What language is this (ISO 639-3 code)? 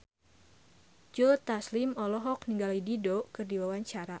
sun